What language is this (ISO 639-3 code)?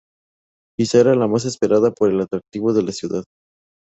spa